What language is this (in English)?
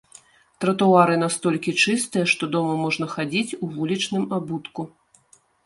Belarusian